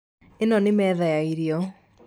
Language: Kikuyu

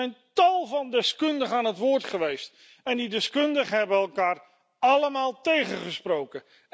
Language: Dutch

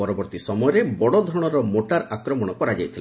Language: Odia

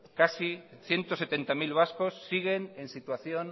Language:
Spanish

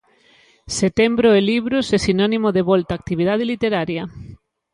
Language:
Galician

